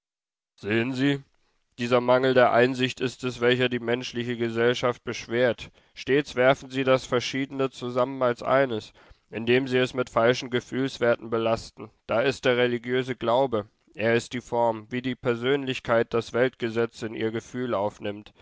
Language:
German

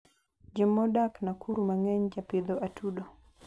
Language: Luo (Kenya and Tanzania)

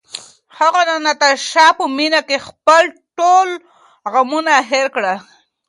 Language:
Pashto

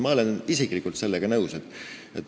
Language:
Estonian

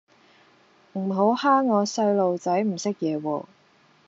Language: Cantonese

